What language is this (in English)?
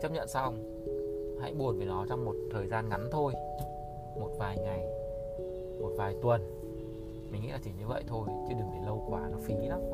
Vietnamese